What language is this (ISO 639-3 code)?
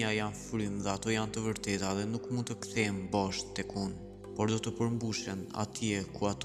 ron